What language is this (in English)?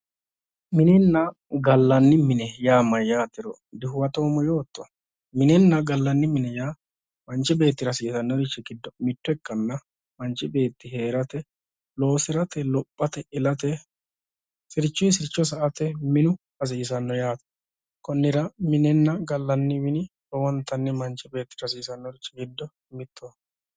Sidamo